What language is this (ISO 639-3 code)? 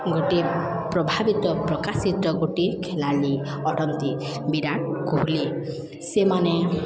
ori